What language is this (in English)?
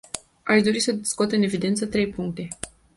Romanian